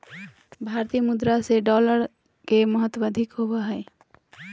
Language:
Magahi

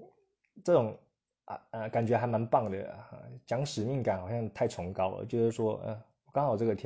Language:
Chinese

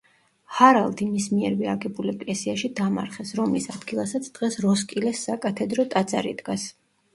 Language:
Georgian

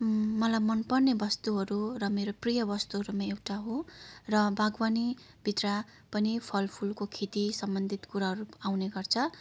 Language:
Nepali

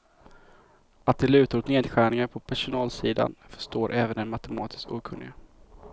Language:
Swedish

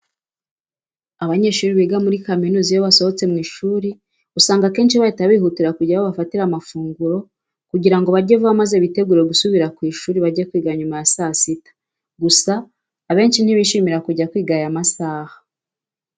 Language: Kinyarwanda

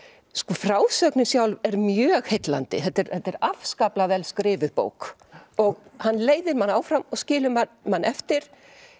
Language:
Icelandic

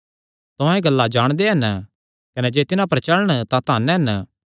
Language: Kangri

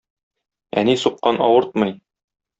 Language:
Tatar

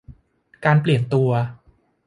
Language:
Thai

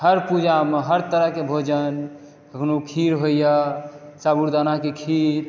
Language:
Maithili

